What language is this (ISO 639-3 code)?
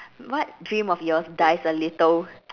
eng